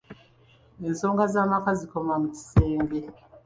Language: Ganda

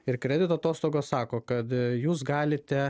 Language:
Lithuanian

